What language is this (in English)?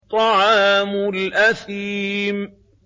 Arabic